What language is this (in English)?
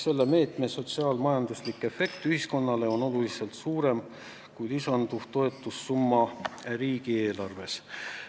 Estonian